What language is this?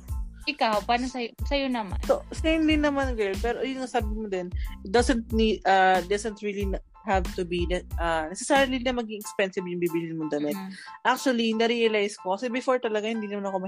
Filipino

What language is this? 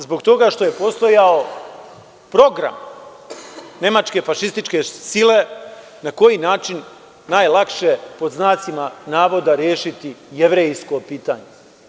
Serbian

